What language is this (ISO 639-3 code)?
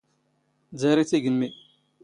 zgh